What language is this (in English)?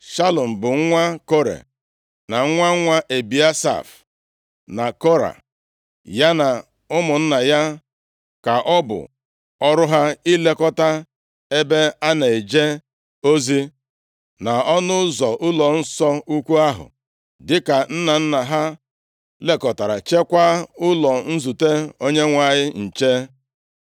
Igbo